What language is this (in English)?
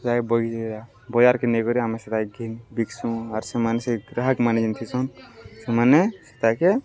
Odia